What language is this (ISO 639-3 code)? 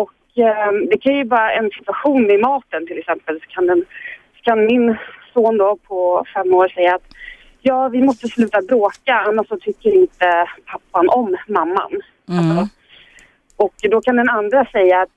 swe